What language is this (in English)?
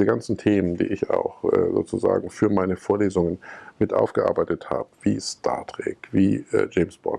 German